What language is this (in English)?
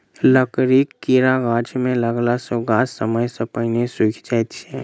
Maithili